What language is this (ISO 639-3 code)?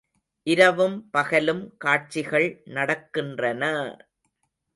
tam